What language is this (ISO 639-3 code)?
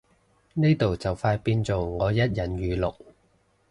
yue